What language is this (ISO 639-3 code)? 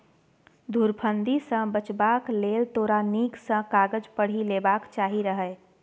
mai